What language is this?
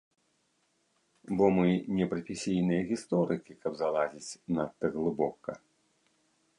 Belarusian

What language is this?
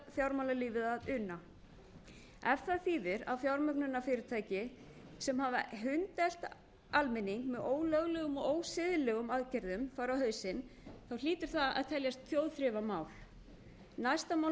Icelandic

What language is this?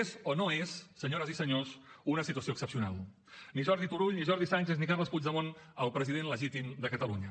Catalan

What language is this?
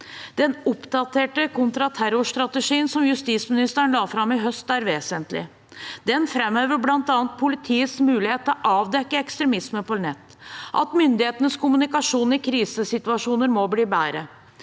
Norwegian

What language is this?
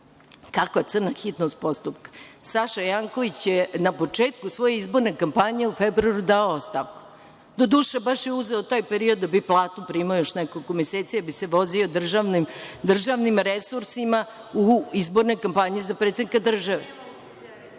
Serbian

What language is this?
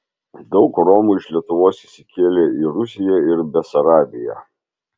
Lithuanian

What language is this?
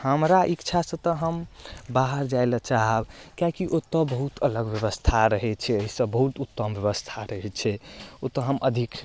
Maithili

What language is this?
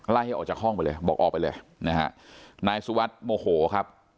Thai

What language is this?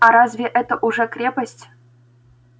Russian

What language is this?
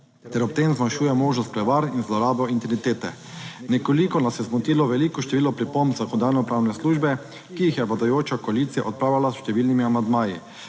Slovenian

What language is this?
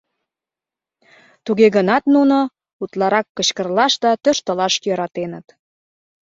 Mari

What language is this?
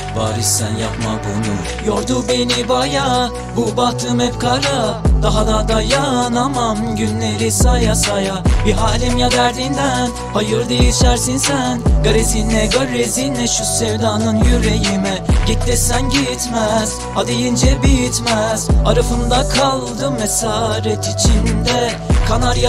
Turkish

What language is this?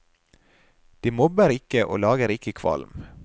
Norwegian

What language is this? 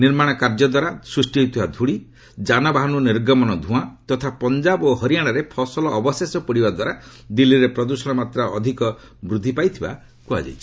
Odia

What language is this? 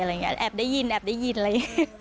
Thai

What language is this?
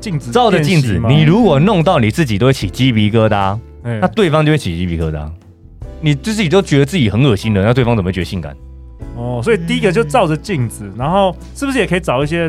Chinese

